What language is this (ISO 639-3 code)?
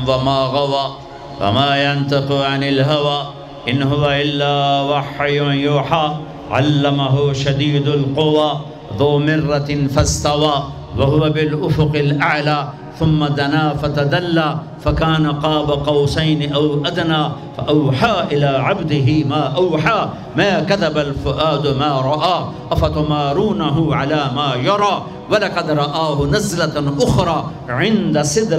urd